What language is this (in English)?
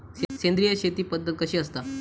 Marathi